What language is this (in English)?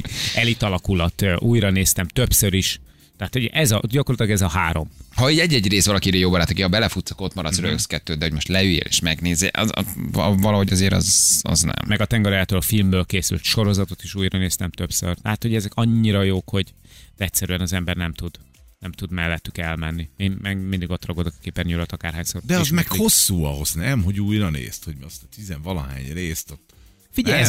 Hungarian